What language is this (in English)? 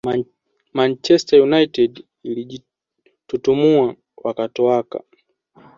Swahili